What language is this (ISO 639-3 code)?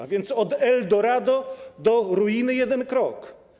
pol